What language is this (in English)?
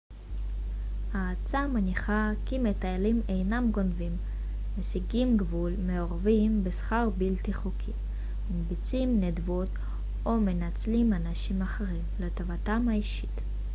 Hebrew